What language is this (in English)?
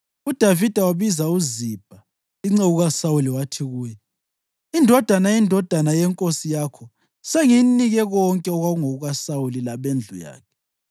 North Ndebele